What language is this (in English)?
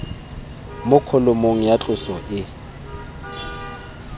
Tswana